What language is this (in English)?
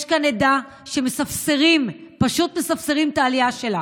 Hebrew